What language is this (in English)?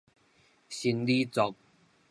Min Nan Chinese